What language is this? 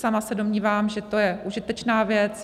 Czech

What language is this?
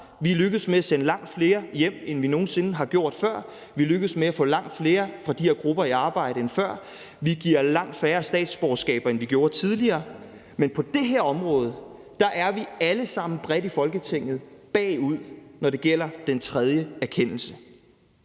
Danish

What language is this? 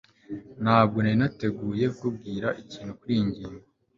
Kinyarwanda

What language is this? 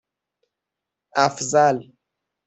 Persian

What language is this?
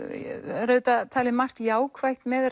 Icelandic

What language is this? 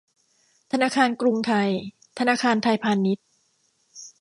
Thai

